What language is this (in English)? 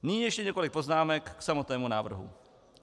Czech